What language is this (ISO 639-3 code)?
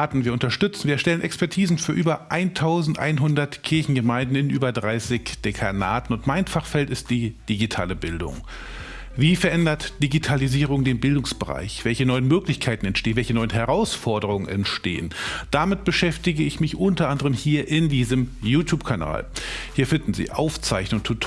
deu